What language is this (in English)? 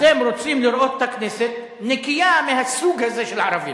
Hebrew